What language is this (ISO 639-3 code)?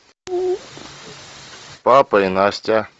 rus